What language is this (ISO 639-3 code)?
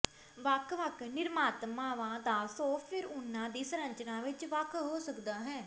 pan